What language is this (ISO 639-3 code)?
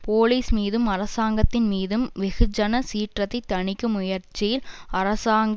tam